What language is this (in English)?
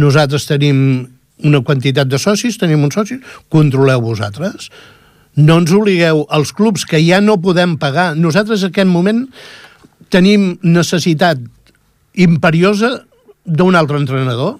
Italian